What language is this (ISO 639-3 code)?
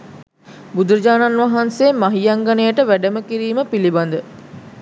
sin